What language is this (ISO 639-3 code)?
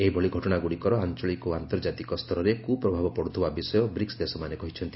ori